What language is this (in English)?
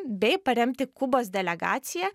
Lithuanian